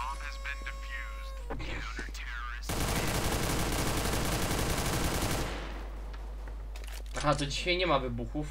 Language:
Polish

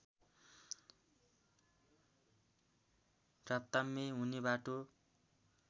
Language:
Nepali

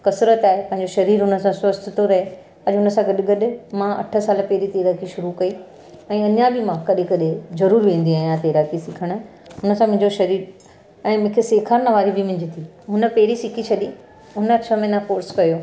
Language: Sindhi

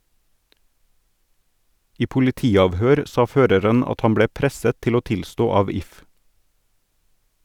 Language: Norwegian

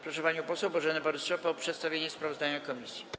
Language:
Polish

